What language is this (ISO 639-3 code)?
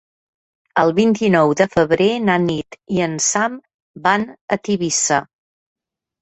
cat